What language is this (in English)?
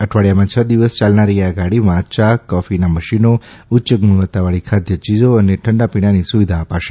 Gujarati